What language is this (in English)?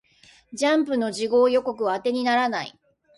Japanese